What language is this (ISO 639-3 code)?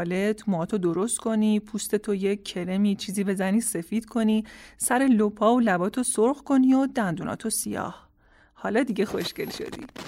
fas